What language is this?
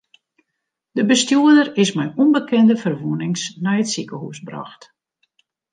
Western Frisian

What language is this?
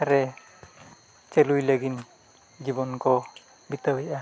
Santali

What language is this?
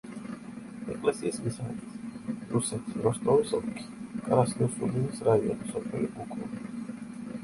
Georgian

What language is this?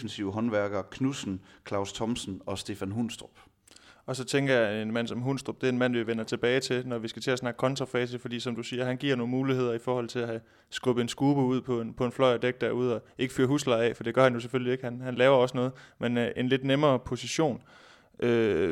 Danish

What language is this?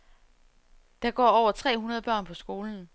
Danish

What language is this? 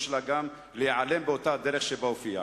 Hebrew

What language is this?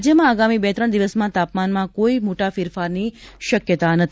Gujarati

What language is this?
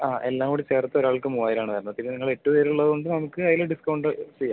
Malayalam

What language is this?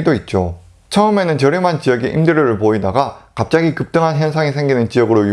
Korean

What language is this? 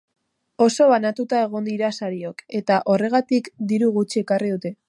Basque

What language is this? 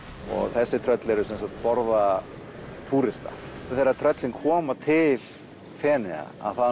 Icelandic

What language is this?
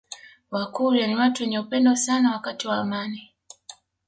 Swahili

